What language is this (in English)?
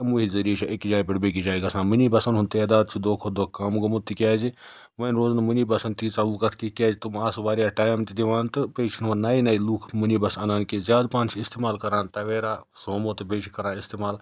Kashmiri